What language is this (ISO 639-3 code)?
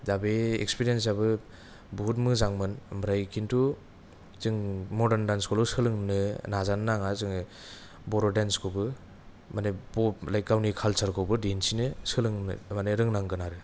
brx